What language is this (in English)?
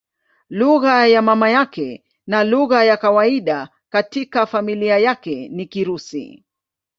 Swahili